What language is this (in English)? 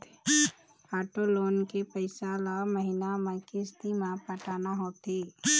Chhattisgarhi